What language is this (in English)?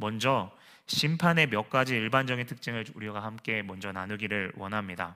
Korean